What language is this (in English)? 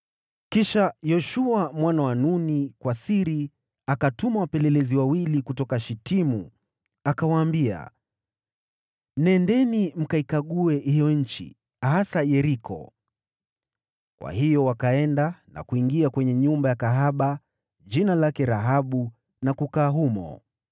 Swahili